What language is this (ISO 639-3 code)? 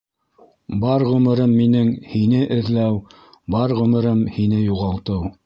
bak